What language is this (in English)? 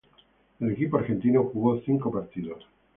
Spanish